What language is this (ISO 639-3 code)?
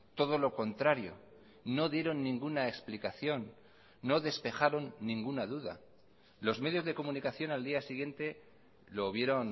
spa